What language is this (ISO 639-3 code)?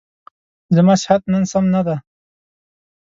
pus